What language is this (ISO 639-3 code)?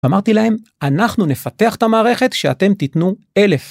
heb